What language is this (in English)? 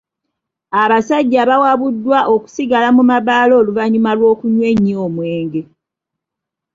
Ganda